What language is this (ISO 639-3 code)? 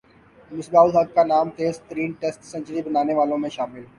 urd